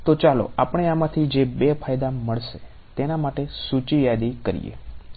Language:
Gujarati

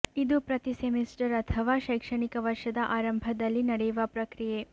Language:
Kannada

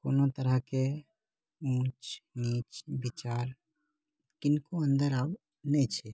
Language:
Maithili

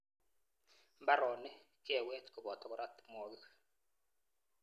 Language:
Kalenjin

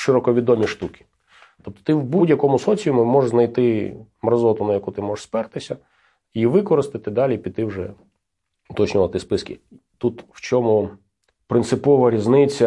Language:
Ukrainian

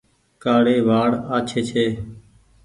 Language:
Goaria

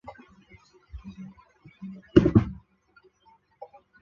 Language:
Chinese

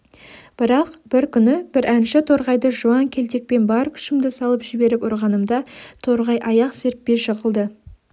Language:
Kazakh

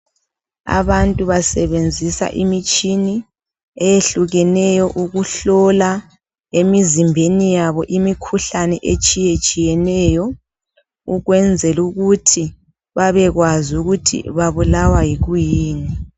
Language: North Ndebele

